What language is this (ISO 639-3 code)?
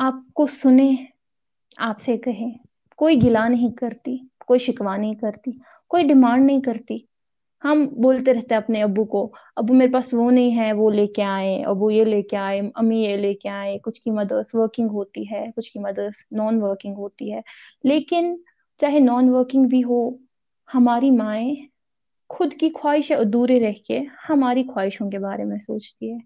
urd